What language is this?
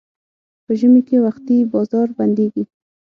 Pashto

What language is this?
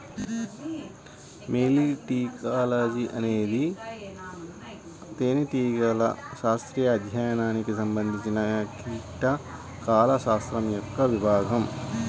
Telugu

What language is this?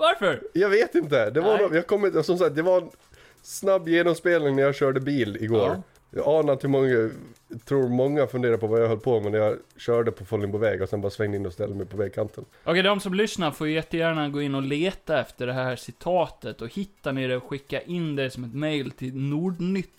Swedish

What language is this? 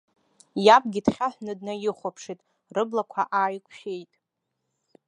Abkhazian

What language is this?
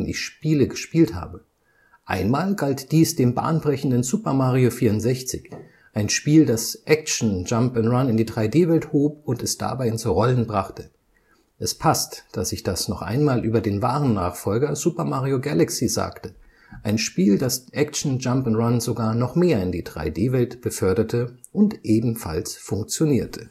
German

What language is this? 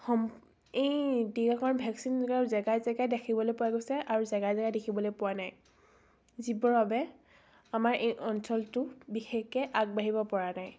Assamese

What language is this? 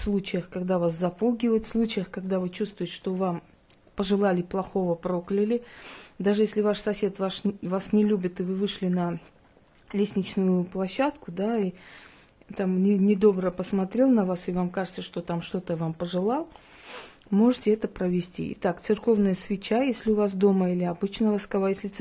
Russian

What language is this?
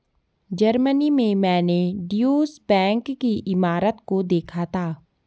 Hindi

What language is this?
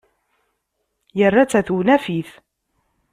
Kabyle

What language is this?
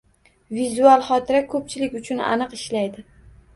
Uzbek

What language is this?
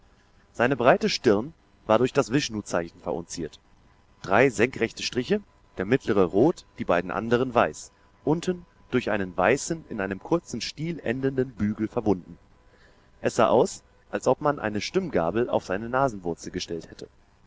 German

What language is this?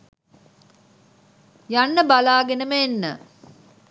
Sinhala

